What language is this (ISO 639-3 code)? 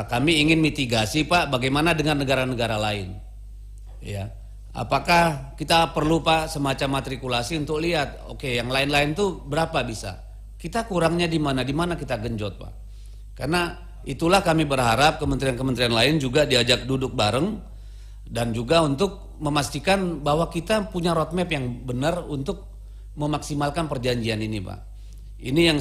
ind